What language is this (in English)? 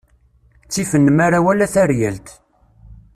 Kabyle